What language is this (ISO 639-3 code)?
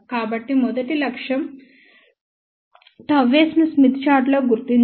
tel